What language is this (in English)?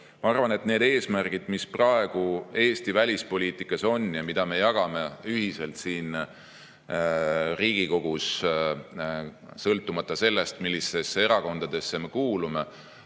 Estonian